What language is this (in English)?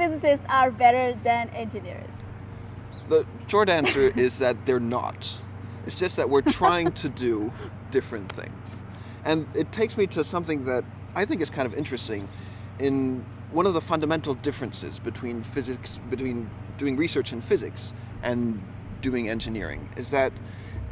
English